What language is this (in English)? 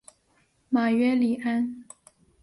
Chinese